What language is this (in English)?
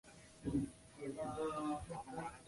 Chinese